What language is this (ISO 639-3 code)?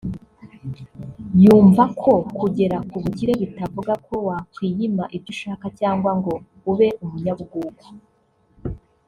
kin